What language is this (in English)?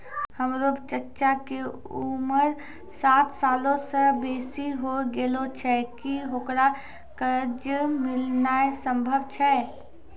Maithili